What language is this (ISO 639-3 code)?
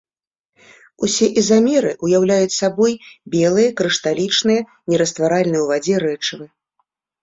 bel